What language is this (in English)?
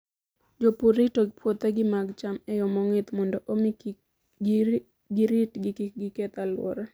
Luo (Kenya and Tanzania)